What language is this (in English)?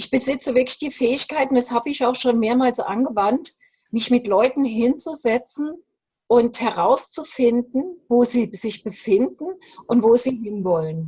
German